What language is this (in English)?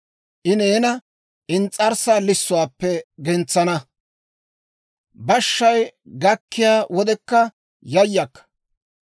Dawro